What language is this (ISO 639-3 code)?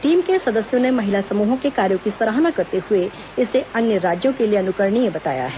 hin